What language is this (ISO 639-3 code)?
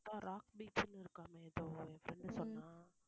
tam